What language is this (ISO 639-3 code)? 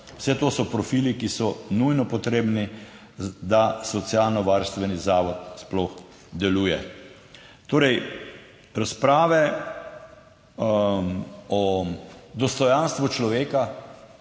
slv